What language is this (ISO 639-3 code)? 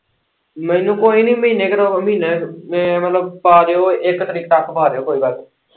pan